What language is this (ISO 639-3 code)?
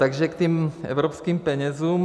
ces